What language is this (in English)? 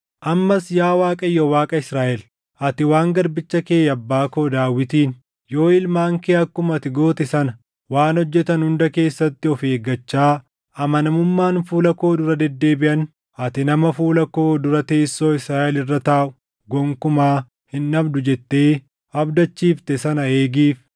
Oromo